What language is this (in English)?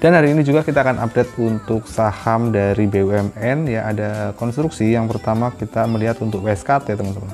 Indonesian